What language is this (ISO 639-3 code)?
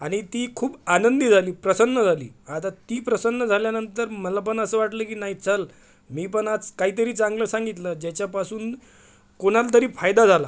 mar